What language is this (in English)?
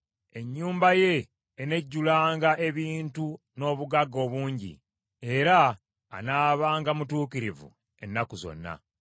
Ganda